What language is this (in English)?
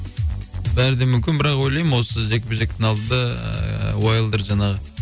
Kazakh